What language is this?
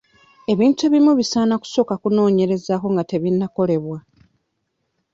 Ganda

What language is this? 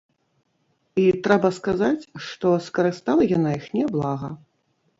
Belarusian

